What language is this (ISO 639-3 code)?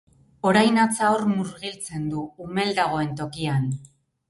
eus